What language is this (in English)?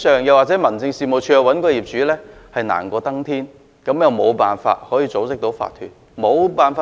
Cantonese